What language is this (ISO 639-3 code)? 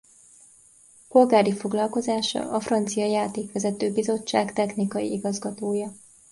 hun